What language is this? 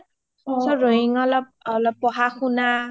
Assamese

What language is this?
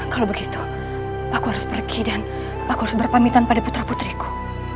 Indonesian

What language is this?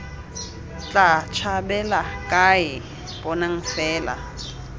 Tswana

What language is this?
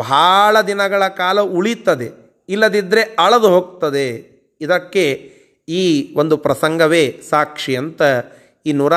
Kannada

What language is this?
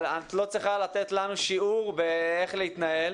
Hebrew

